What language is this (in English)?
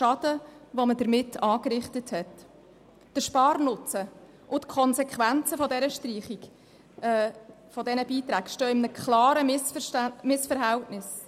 Swiss German